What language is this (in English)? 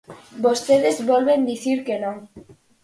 Galician